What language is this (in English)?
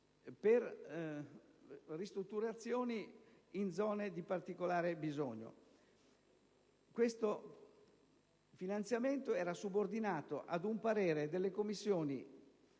Italian